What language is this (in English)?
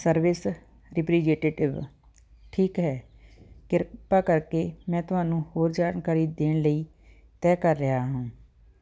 Punjabi